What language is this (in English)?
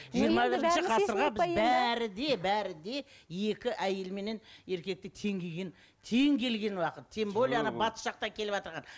Kazakh